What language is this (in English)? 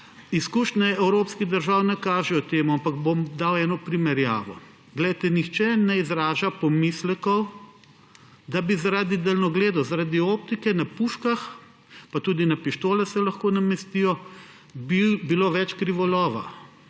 Slovenian